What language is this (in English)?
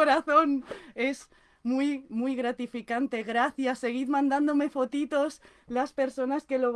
Spanish